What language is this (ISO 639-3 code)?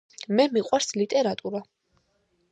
kat